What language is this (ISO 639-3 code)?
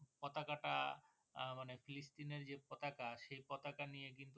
ben